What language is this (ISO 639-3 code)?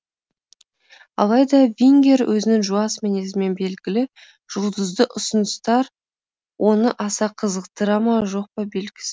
kaz